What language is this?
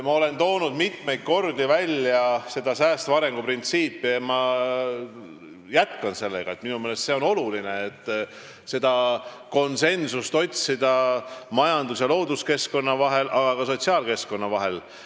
Estonian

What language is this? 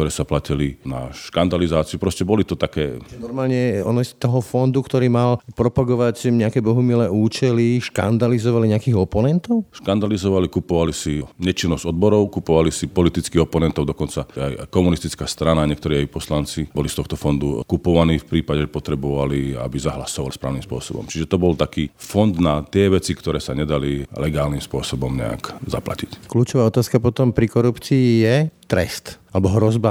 Slovak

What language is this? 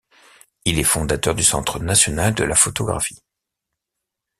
French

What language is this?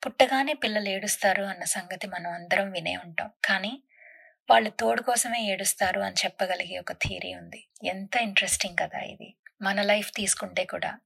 Telugu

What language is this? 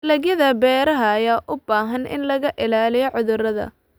Somali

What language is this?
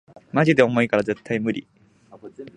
Japanese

